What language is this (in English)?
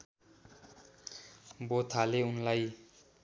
Nepali